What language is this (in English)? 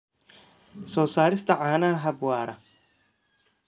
Somali